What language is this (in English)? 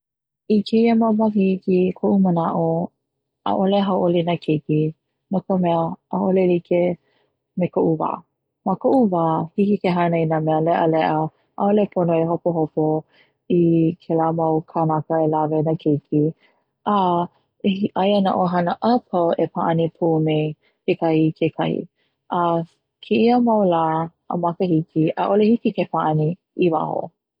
Hawaiian